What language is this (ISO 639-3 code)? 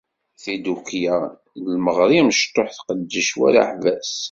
kab